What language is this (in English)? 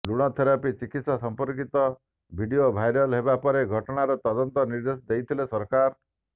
Odia